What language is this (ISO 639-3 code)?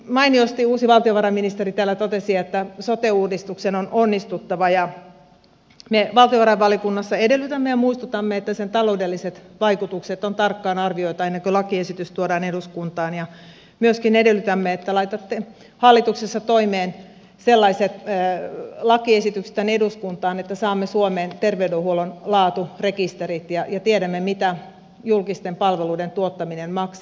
fin